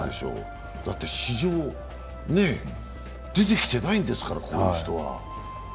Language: Japanese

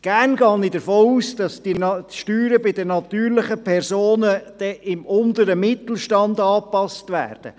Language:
Swiss German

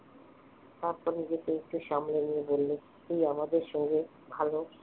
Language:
Bangla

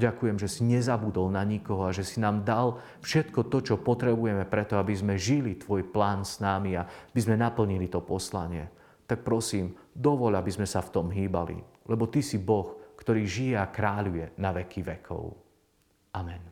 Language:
Slovak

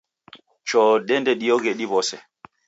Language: Taita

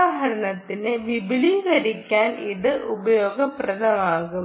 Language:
Malayalam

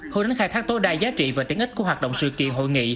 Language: Vietnamese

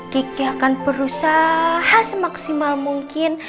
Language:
Indonesian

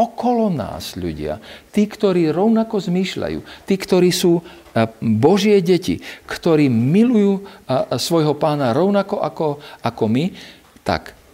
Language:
Slovak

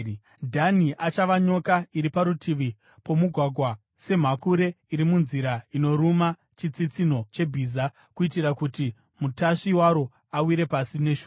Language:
Shona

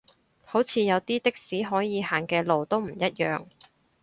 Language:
Cantonese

